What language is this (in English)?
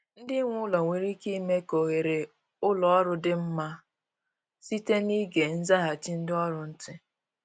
Igbo